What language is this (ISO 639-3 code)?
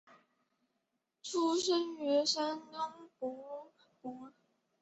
zho